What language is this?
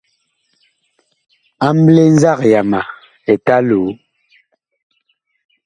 Bakoko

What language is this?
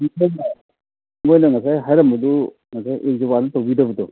Manipuri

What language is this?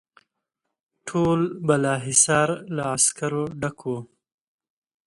Pashto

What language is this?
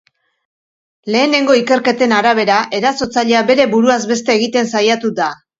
Basque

